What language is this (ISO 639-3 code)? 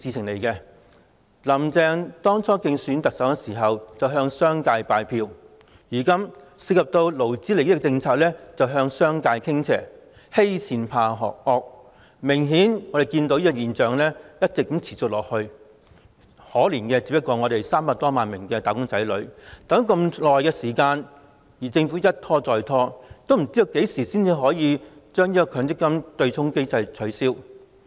yue